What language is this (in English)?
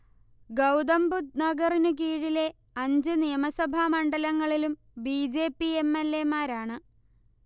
Malayalam